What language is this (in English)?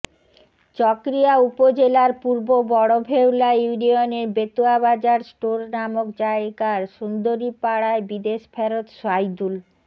Bangla